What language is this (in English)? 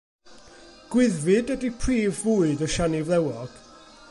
Welsh